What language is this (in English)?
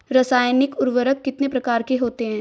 Hindi